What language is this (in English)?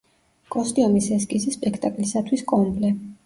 Georgian